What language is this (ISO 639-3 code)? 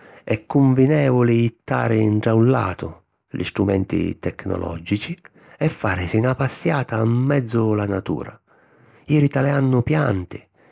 scn